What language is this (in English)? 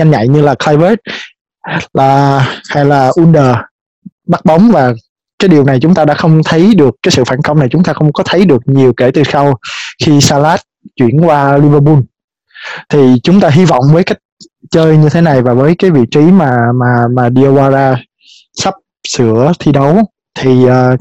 Vietnamese